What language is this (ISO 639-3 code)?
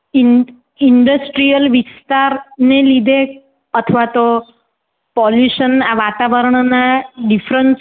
guj